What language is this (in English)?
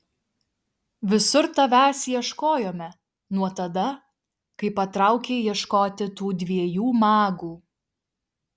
Lithuanian